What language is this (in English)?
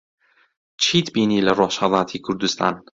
Central Kurdish